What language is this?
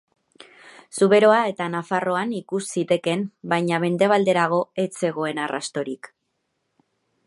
Basque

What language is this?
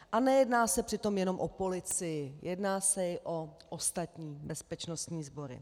Czech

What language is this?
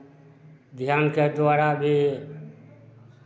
Maithili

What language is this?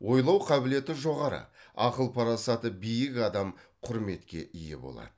Kazakh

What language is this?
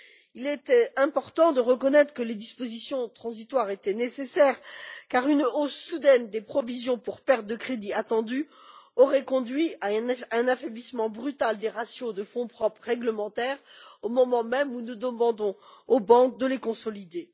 French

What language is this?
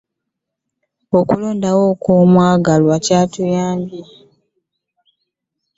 Ganda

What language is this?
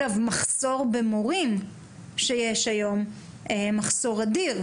Hebrew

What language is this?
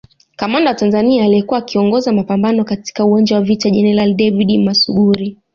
Swahili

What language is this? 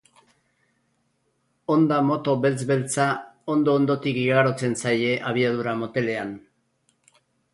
Basque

